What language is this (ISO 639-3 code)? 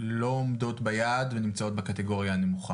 heb